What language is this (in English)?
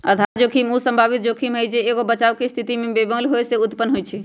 Magahi